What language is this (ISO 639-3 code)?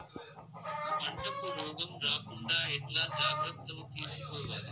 tel